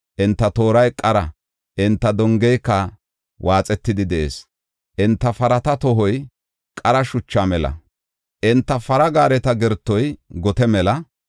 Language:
Gofa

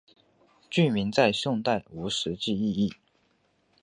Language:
Chinese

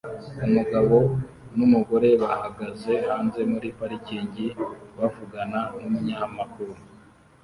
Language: Kinyarwanda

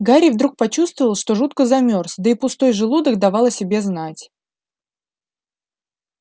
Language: Russian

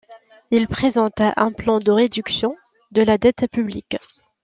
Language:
French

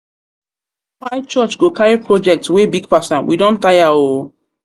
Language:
Nigerian Pidgin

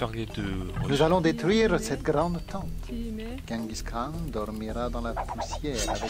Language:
French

